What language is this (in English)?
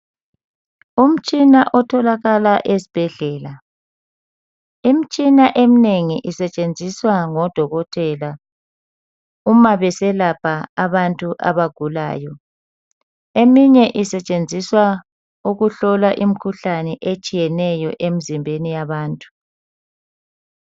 North Ndebele